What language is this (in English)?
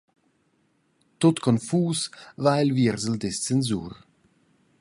Romansh